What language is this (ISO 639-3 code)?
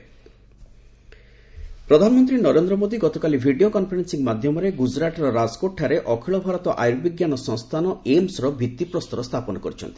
ori